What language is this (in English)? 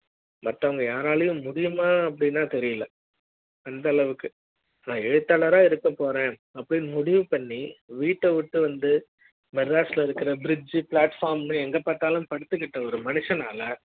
Tamil